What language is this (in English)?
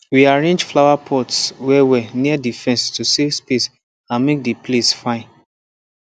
Nigerian Pidgin